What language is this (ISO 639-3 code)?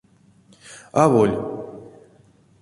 myv